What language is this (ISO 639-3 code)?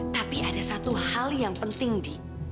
ind